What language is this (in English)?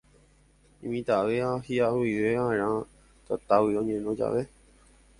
Guarani